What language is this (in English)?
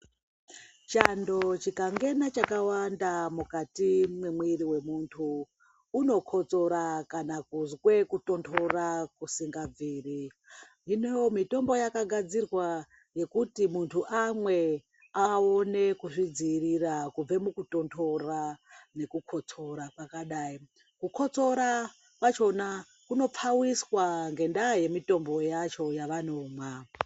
Ndau